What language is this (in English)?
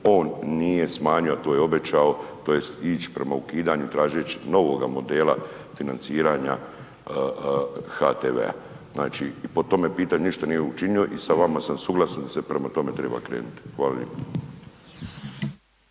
Croatian